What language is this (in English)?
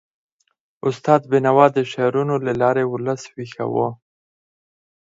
Pashto